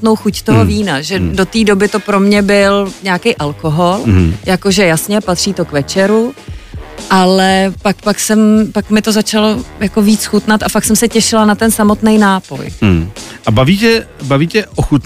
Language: Czech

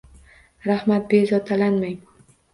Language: Uzbek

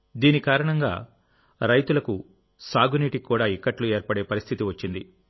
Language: Telugu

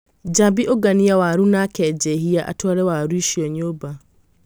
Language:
Kikuyu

